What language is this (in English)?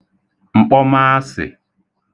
Igbo